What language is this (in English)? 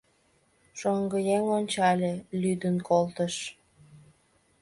Mari